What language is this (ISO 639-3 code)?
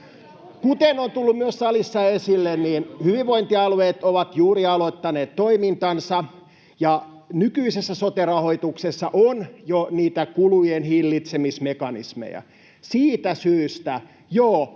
fin